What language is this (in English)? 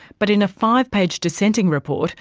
English